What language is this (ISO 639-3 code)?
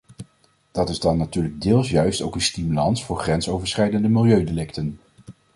nld